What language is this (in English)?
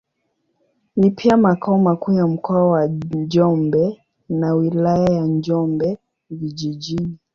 Swahili